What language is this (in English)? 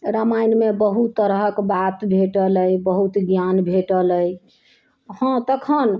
Maithili